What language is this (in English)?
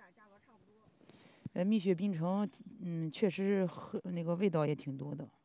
Chinese